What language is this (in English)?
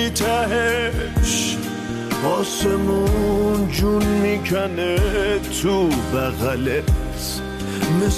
Persian